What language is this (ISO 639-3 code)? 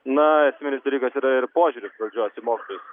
lit